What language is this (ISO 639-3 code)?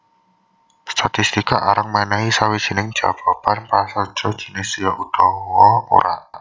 jav